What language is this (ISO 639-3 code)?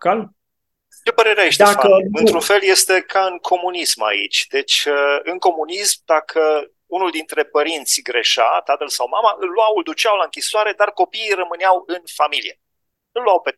ron